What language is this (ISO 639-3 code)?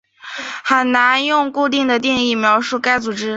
zho